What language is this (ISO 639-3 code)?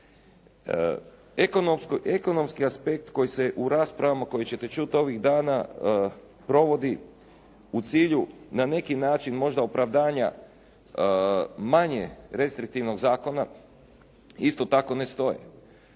hrv